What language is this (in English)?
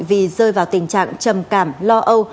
Vietnamese